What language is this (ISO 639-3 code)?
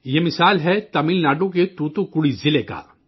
urd